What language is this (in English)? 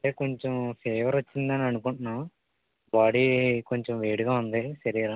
Telugu